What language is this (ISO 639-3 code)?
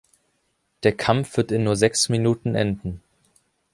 deu